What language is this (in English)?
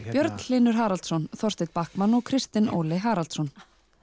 Icelandic